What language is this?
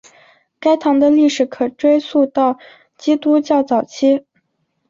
Chinese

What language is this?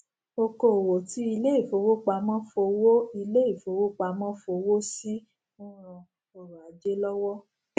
Yoruba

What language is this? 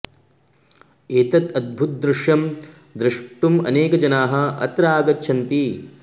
Sanskrit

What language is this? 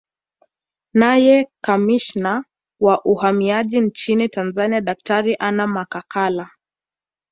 Swahili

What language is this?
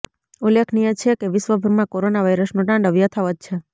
Gujarati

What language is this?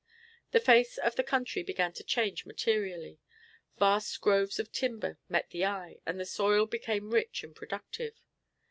English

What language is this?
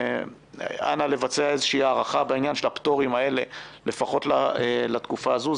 Hebrew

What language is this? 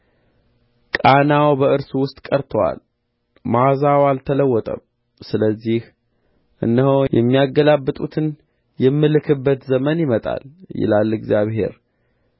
Amharic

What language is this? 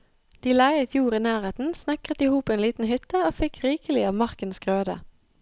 Norwegian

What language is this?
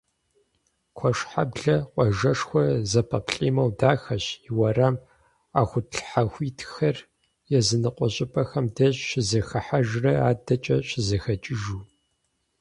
Kabardian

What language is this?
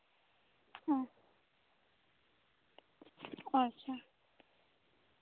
Santali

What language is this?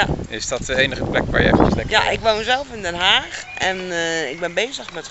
Dutch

